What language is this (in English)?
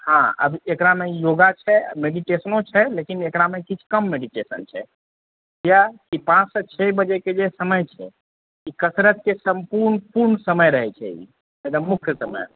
Maithili